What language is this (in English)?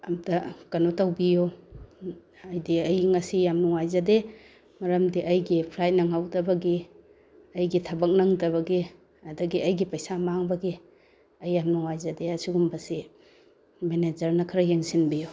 Manipuri